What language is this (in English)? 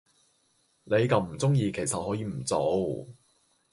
Cantonese